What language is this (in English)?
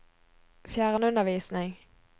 Norwegian